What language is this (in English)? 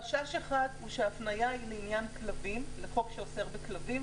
Hebrew